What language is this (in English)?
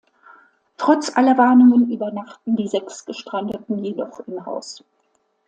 German